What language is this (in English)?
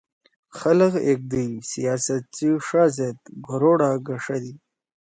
Torwali